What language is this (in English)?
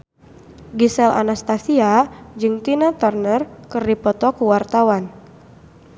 Sundanese